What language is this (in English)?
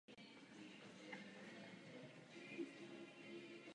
Czech